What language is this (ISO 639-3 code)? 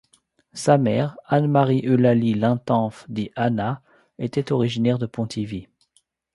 fra